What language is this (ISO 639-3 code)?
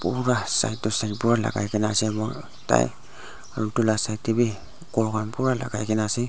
nag